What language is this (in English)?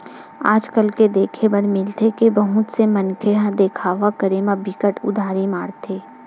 Chhattisgarhi